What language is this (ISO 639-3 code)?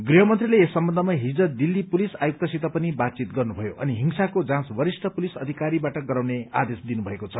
nep